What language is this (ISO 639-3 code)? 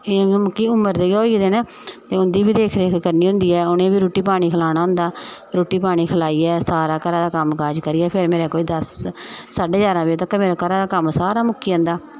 doi